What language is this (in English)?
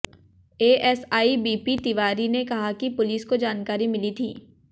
Hindi